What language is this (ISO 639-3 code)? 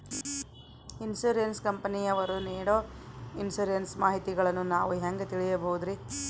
kan